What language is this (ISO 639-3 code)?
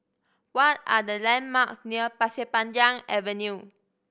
eng